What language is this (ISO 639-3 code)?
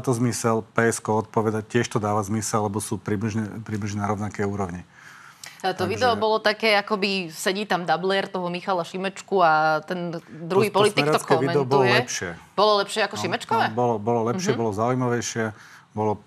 slk